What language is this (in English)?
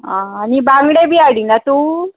Konkani